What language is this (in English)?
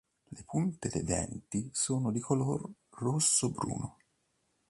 Italian